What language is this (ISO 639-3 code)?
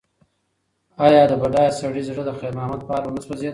pus